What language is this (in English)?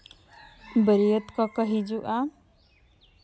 Santali